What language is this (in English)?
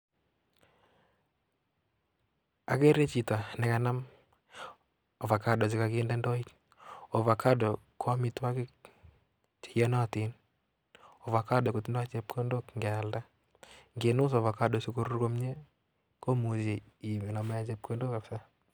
Kalenjin